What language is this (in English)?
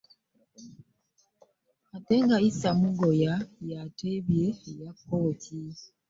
Ganda